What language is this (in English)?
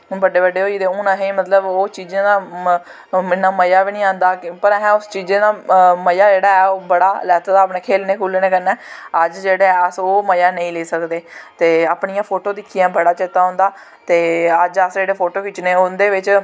Dogri